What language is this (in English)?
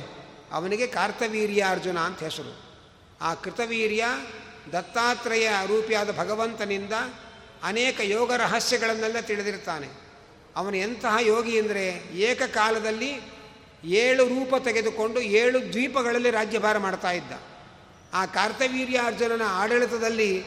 Kannada